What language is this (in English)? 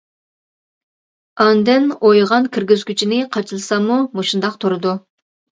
Uyghur